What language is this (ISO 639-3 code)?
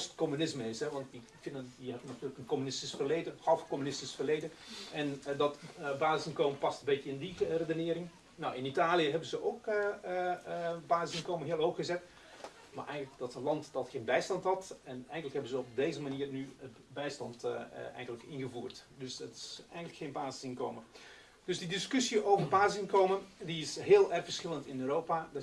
nld